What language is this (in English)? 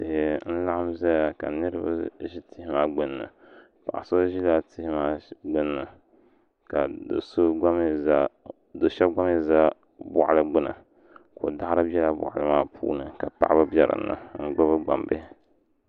Dagbani